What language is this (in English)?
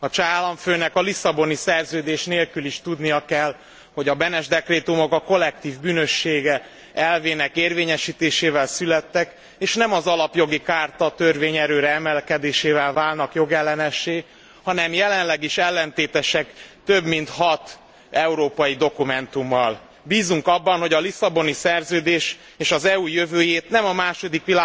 Hungarian